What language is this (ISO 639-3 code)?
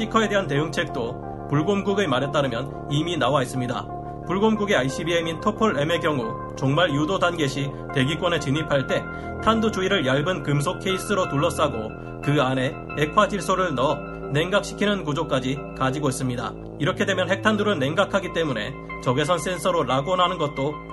kor